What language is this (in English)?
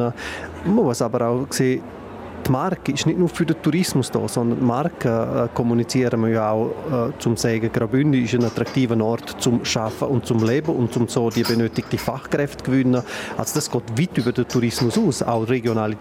German